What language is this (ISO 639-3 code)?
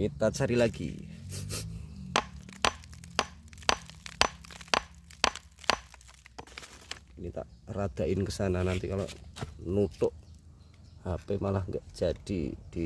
ind